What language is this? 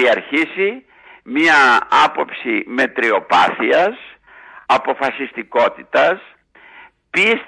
Greek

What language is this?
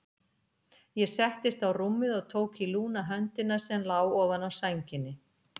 Icelandic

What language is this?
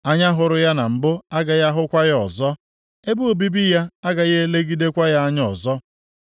Igbo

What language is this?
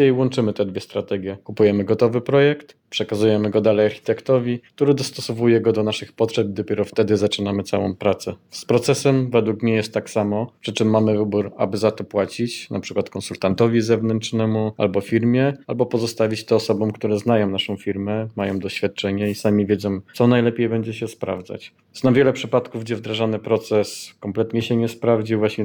Polish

